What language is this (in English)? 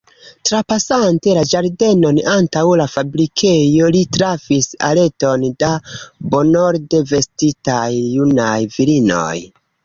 Esperanto